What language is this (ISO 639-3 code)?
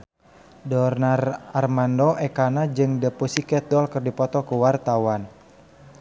sun